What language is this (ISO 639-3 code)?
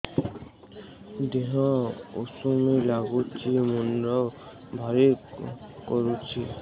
ori